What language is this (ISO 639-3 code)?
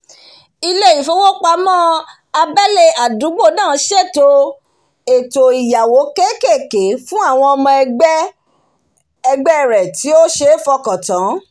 yor